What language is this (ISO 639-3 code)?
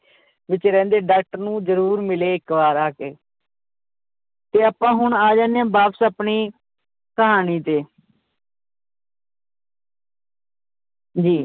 pan